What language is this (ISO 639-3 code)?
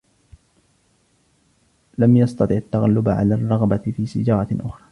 ara